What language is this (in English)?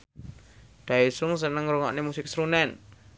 Javanese